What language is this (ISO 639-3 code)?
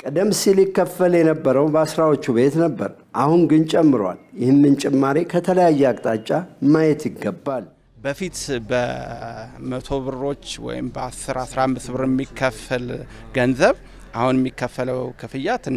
ara